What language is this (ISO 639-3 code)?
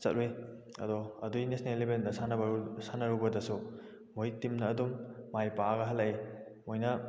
mni